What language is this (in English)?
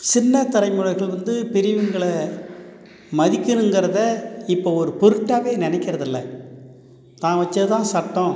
Tamil